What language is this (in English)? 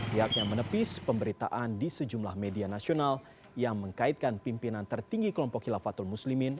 Indonesian